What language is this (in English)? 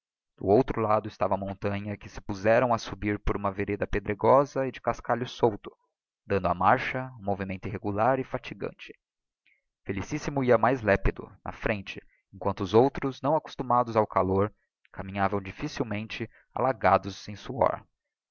Portuguese